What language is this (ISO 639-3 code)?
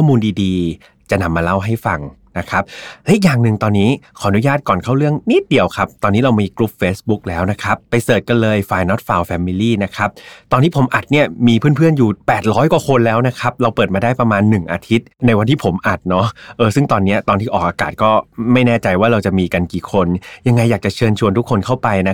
tha